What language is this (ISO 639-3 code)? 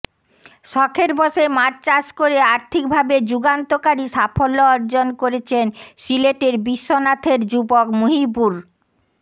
ben